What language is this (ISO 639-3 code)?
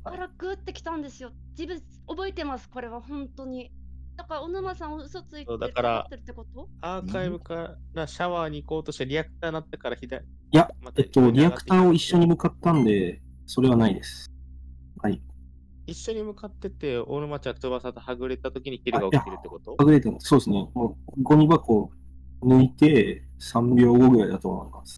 jpn